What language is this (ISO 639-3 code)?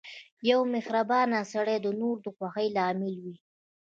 pus